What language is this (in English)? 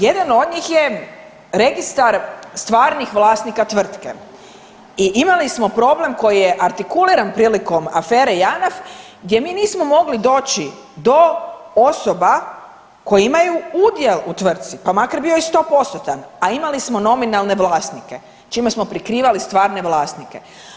Croatian